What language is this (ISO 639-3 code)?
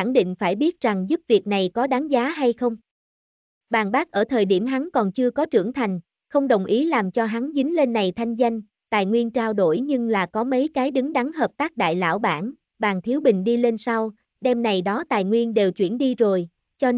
vie